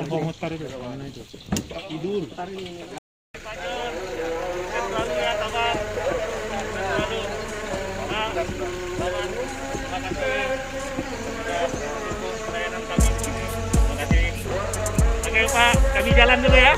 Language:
Indonesian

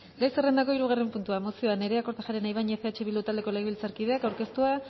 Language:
Basque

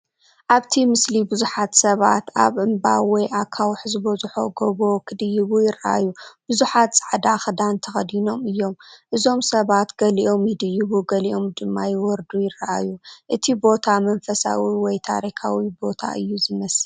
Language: Tigrinya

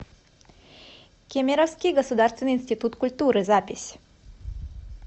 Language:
Russian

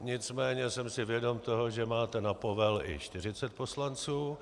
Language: Czech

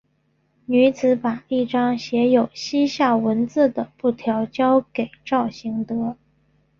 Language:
Chinese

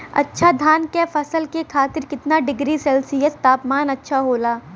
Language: Bhojpuri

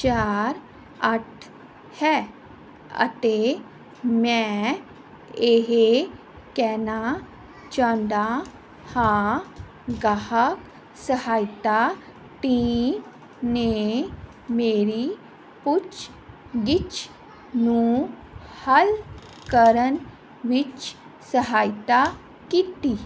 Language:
Punjabi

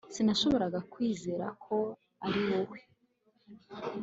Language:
Kinyarwanda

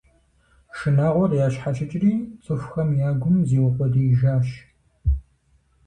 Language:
Kabardian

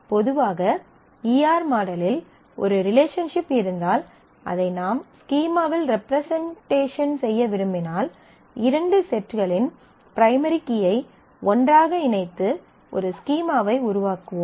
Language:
Tamil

